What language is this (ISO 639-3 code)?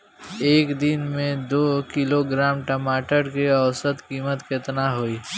bho